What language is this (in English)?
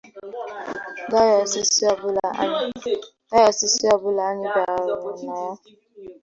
Igbo